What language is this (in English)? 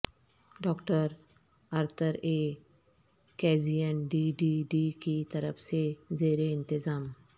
Urdu